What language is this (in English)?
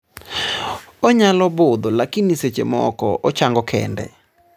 Luo (Kenya and Tanzania)